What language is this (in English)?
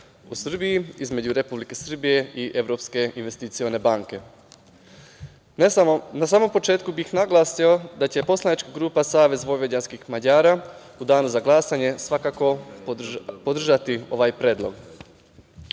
Serbian